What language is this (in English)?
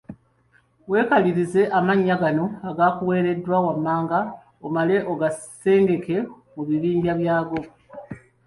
Ganda